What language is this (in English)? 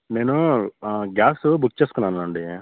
Telugu